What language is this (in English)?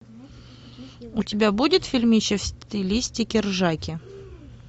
Russian